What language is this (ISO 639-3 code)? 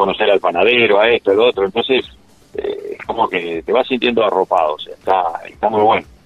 spa